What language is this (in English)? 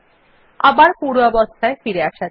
Bangla